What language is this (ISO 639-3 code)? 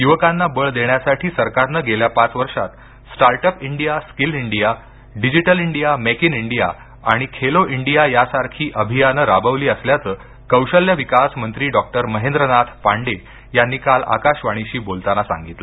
mar